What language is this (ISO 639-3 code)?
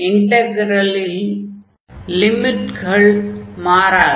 tam